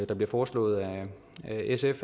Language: Danish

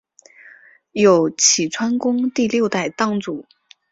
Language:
Chinese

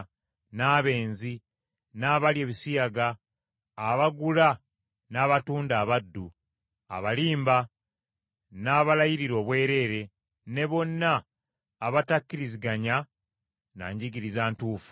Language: Ganda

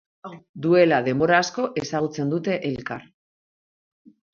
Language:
Basque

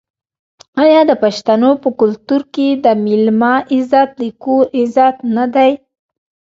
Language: Pashto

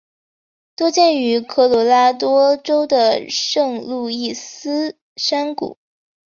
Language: Chinese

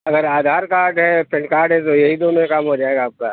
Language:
Urdu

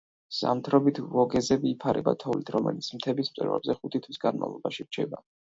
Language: Georgian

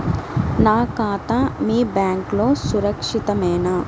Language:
Telugu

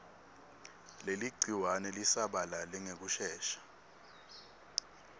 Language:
Swati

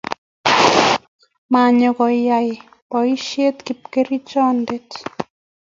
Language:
Kalenjin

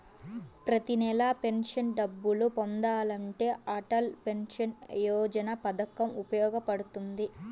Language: Telugu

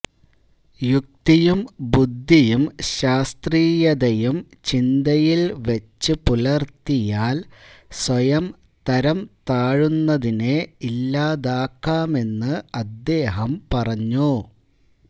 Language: Malayalam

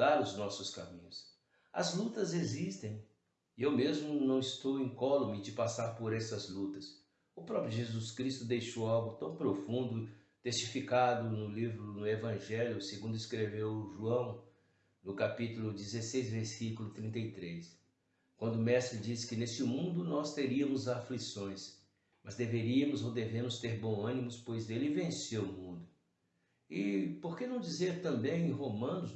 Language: Portuguese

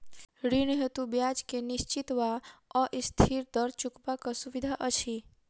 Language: Maithili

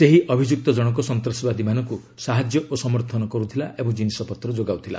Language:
Odia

